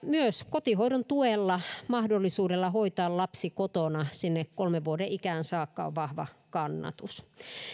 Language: Finnish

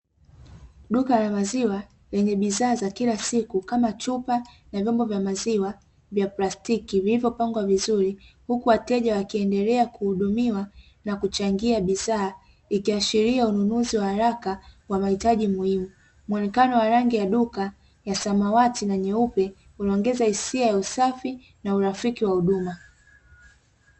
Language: Swahili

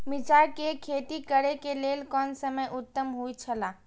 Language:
Maithili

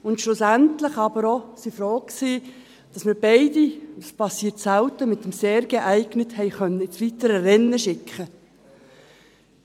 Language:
Swiss German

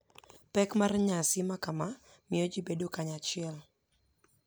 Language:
Luo (Kenya and Tanzania)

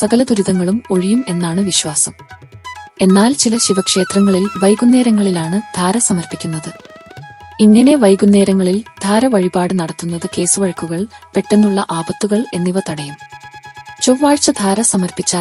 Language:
Malayalam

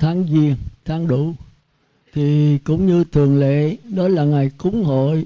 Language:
Vietnamese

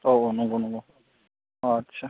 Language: Bodo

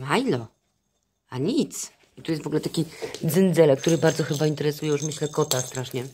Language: Polish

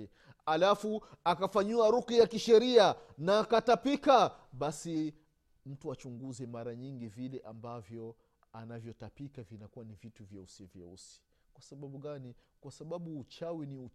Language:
Swahili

